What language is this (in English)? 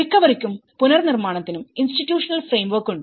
Malayalam